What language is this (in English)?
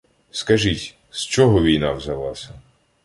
Ukrainian